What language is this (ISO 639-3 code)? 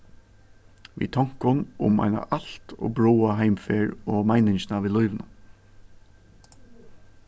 fao